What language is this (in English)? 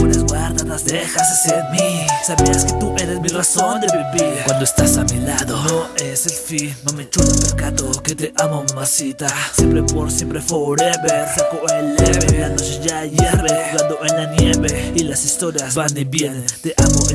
Turkish